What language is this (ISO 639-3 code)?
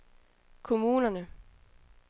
dan